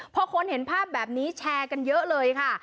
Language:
Thai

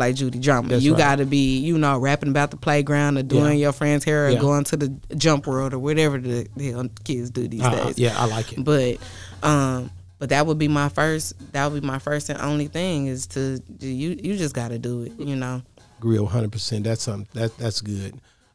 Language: English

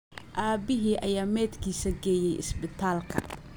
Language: Somali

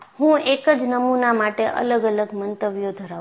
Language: Gujarati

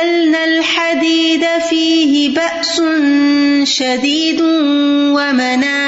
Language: Urdu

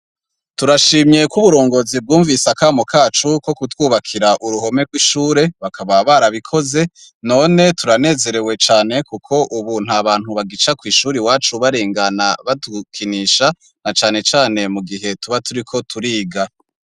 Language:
Rundi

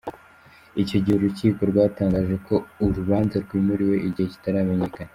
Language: Kinyarwanda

